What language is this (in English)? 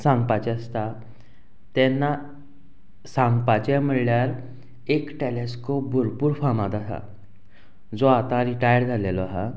Konkani